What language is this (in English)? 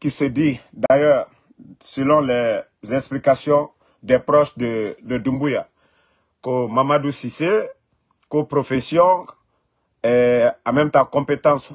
French